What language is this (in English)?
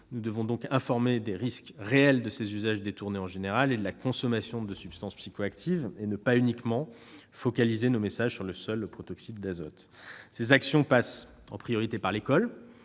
French